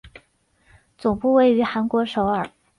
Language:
Chinese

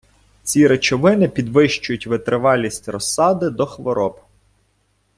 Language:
Ukrainian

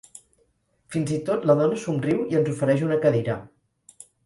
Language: Catalan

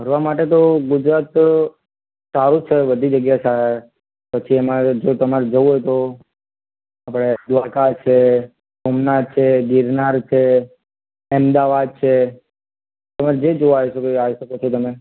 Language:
Gujarati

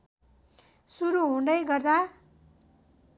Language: Nepali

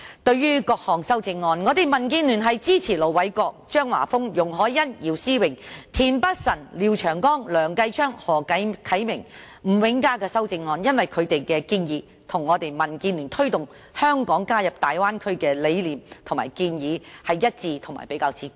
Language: Cantonese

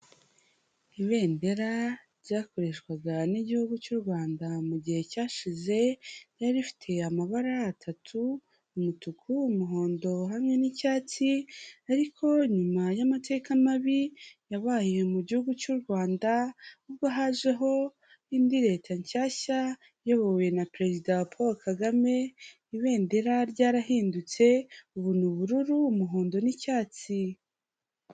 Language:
Kinyarwanda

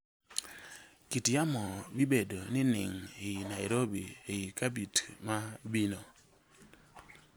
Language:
Luo (Kenya and Tanzania)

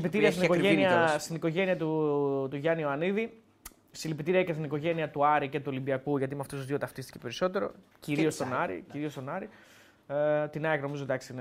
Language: Greek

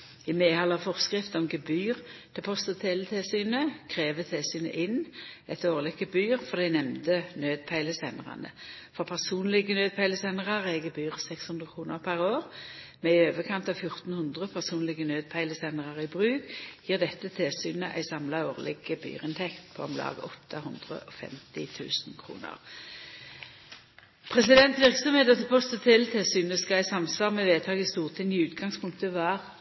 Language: Norwegian Nynorsk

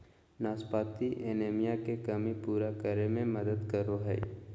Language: Magahi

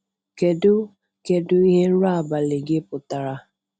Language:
Igbo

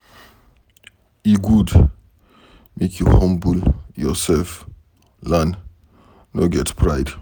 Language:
Nigerian Pidgin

